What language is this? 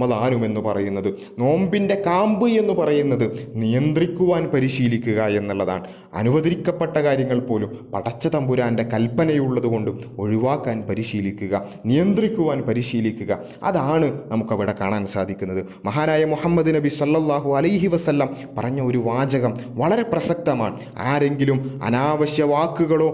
Malayalam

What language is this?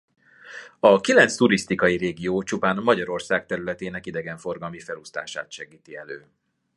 Hungarian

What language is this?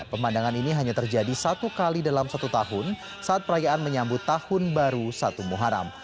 Indonesian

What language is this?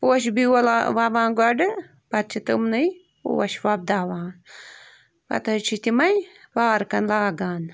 Kashmiri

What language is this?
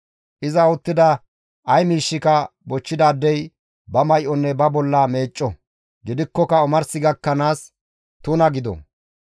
Gamo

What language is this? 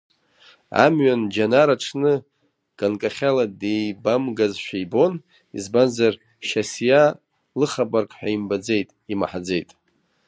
Abkhazian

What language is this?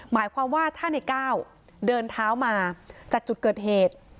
Thai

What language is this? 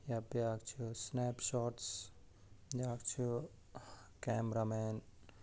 Kashmiri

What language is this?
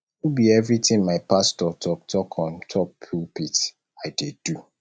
Nigerian Pidgin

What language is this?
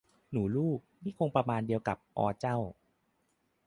Thai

